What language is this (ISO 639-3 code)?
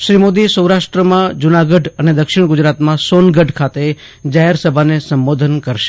guj